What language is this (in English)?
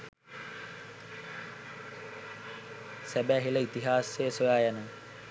Sinhala